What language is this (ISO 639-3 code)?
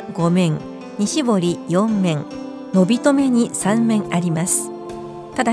jpn